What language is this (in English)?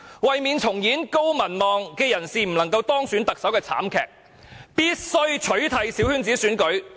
Cantonese